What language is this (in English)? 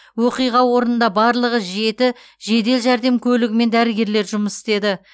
Kazakh